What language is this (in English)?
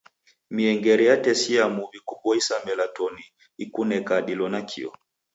Taita